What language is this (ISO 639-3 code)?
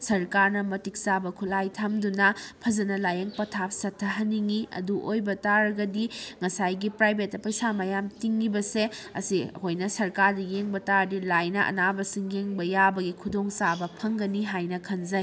mni